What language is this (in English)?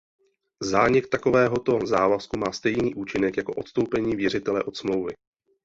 Czech